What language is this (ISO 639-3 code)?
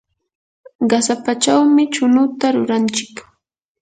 qur